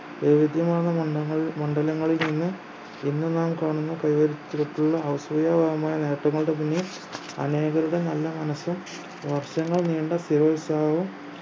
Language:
Malayalam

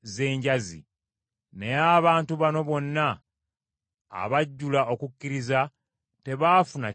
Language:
Ganda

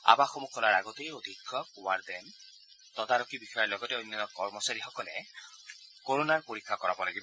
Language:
Assamese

